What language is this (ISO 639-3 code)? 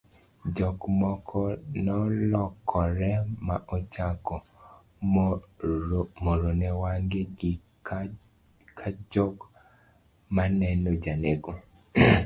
luo